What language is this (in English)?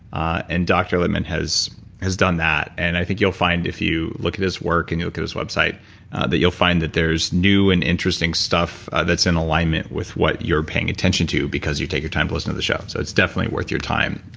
English